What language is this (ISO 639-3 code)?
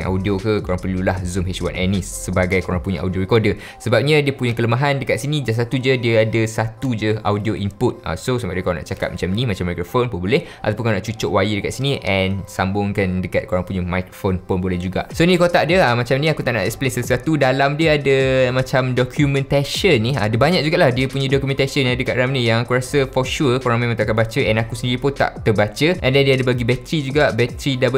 msa